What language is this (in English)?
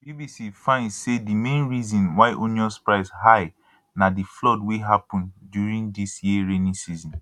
Nigerian Pidgin